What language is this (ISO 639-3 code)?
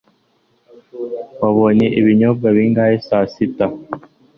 kin